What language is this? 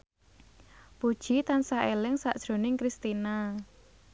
Javanese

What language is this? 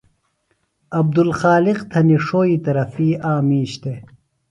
Phalura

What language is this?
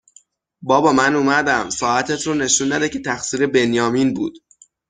Persian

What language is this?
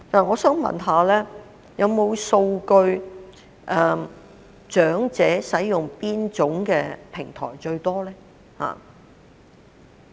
Cantonese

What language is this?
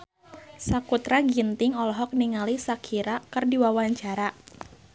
Sundanese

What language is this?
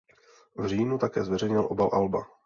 Czech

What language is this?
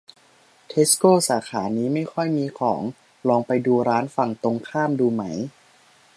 Thai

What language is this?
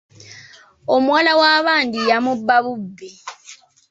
Ganda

